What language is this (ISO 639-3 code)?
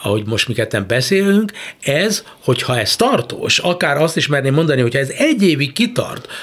hun